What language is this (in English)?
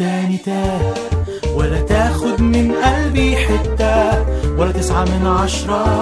Arabic